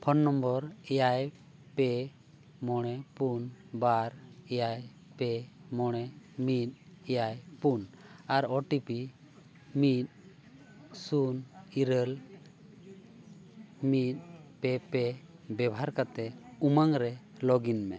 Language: Santali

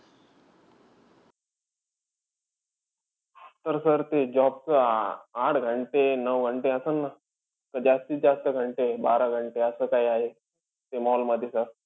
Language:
Marathi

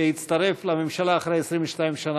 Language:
Hebrew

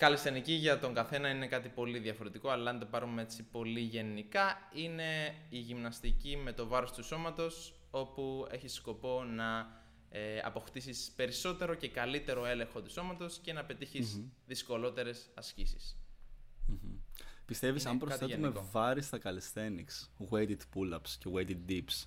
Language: Greek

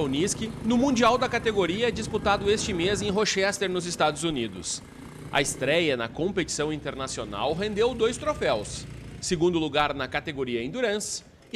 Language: Portuguese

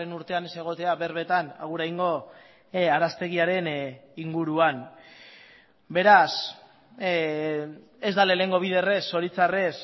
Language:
Basque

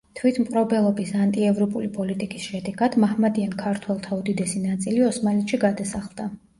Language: Georgian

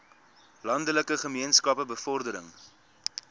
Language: Afrikaans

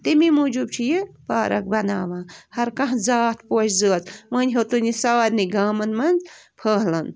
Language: Kashmiri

